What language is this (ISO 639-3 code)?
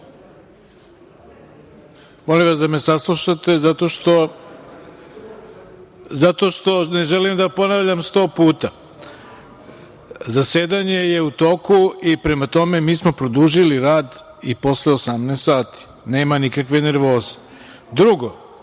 srp